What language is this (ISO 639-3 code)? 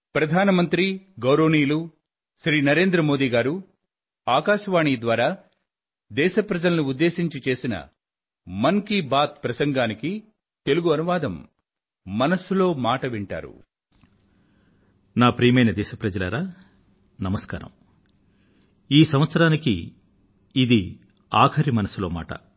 tel